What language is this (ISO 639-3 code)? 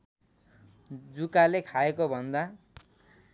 nep